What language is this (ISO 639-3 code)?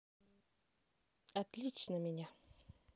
rus